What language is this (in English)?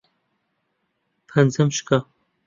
Central Kurdish